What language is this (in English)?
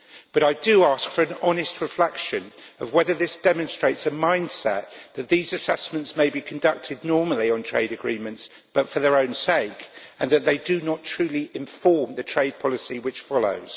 English